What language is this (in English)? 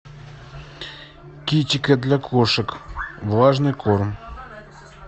Russian